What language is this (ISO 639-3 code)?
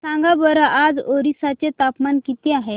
mar